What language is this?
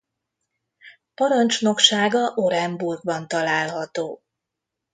Hungarian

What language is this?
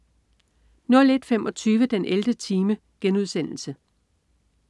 Danish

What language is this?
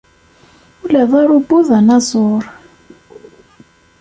Kabyle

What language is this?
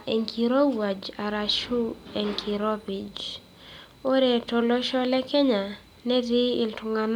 Masai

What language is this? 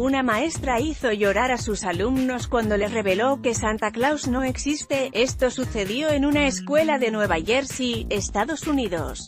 Spanish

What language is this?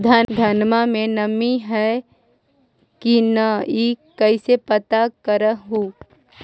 Magahi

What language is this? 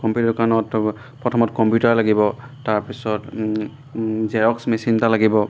Assamese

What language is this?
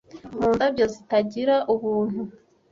Kinyarwanda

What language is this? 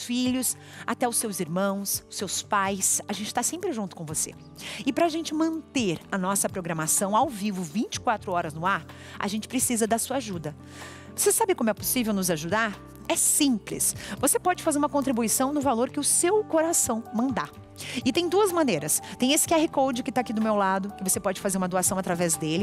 Portuguese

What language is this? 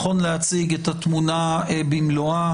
Hebrew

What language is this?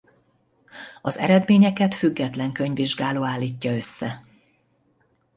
Hungarian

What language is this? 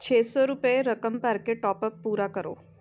Punjabi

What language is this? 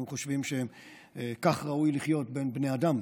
Hebrew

